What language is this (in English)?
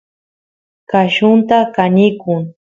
Santiago del Estero Quichua